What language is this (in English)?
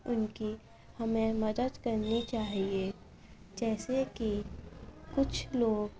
Urdu